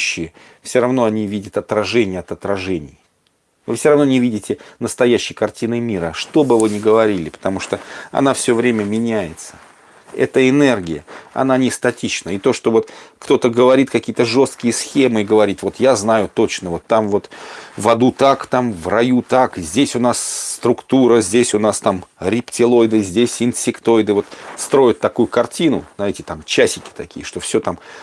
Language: Russian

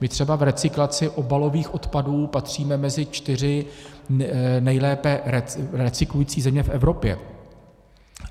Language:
Czech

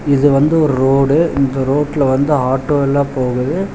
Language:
Tamil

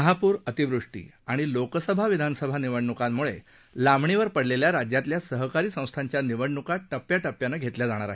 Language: Marathi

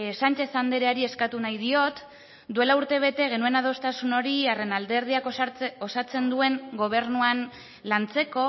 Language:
Basque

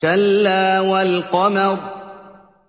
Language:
Arabic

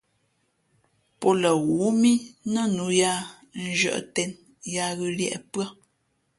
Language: Fe'fe'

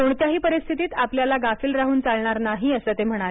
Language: Marathi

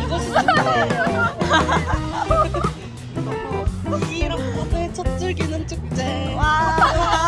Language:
Korean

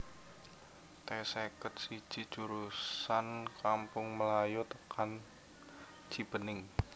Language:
Javanese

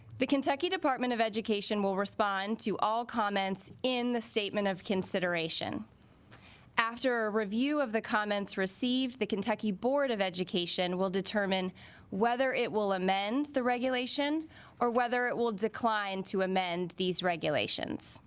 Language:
English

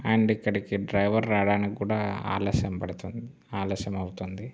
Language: Telugu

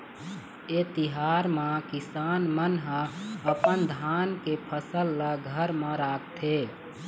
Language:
Chhattisgarhi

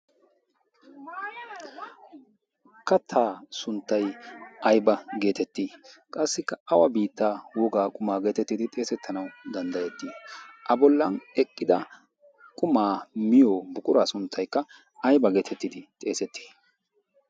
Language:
Wolaytta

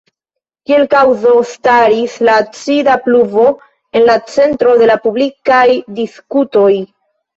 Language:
Esperanto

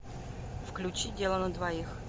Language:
Russian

